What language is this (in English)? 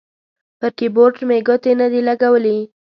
Pashto